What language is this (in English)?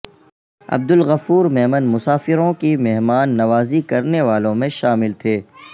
Urdu